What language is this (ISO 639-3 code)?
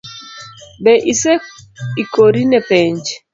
luo